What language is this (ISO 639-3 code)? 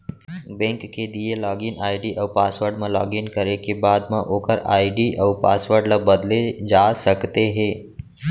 hne